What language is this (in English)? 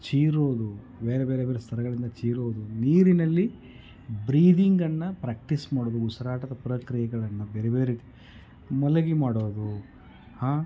Kannada